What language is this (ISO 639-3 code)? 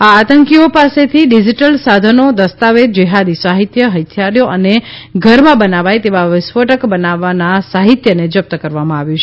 guj